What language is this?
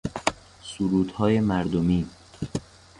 Persian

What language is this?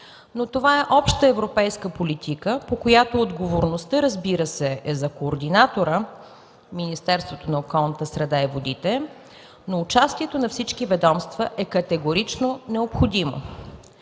Bulgarian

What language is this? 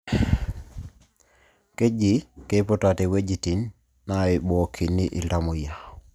Masai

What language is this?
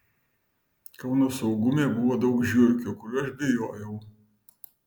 Lithuanian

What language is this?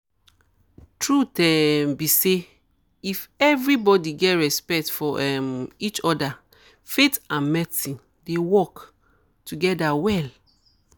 Nigerian Pidgin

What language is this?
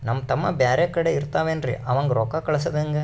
Kannada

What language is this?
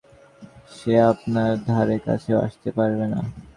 Bangla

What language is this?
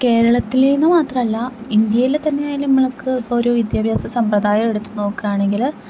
Malayalam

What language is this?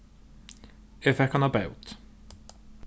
Faroese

